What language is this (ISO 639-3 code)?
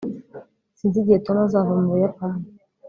kin